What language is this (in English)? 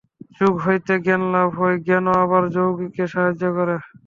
Bangla